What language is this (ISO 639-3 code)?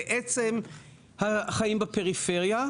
heb